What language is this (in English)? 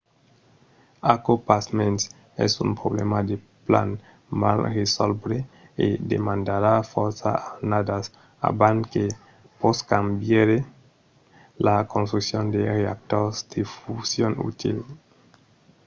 Occitan